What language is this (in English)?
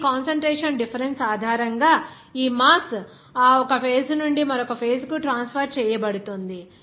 Telugu